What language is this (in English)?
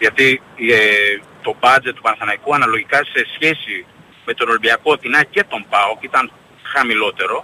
Greek